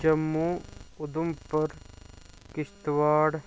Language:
Dogri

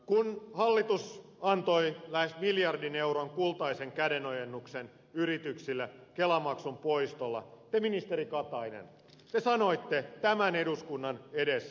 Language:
Finnish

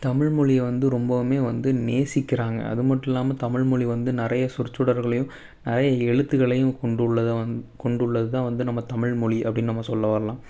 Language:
Tamil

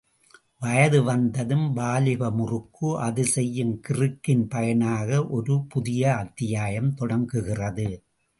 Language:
Tamil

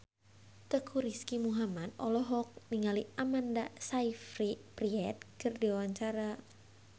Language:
Sundanese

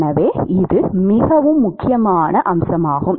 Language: Tamil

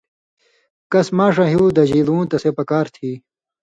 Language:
Indus Kohistani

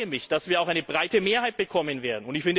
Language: German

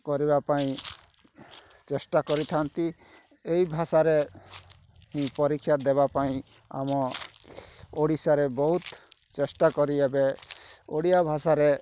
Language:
Odia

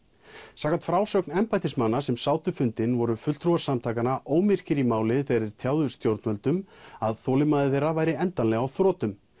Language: Icelandic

